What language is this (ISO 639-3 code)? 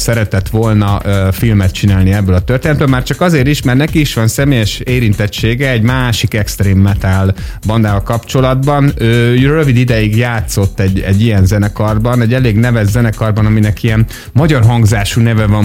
hun